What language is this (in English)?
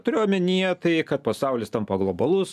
Lithuanian